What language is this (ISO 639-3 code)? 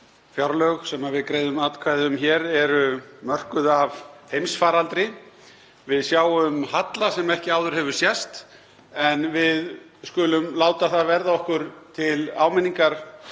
isl